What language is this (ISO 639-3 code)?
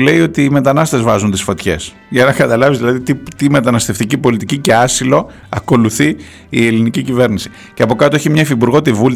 ell